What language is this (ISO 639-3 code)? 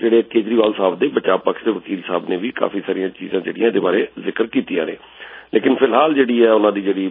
pan